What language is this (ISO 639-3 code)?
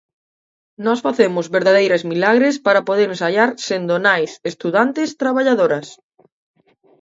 glg